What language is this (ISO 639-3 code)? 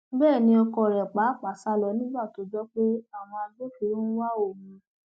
yor